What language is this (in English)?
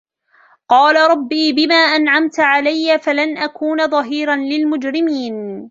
Arabic